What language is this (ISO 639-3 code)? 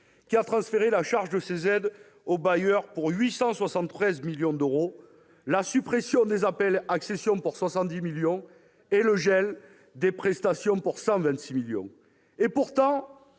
fra